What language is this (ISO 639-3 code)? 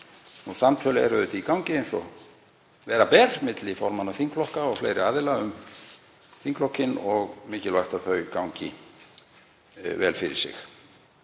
isl